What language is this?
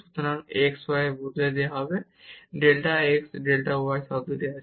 Bangla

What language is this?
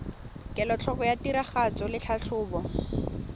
Tswana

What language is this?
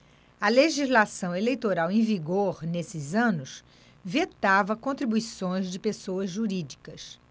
Portuguese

